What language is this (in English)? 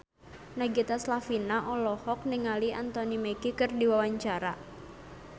Sundanese